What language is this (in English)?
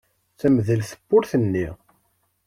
Kabyle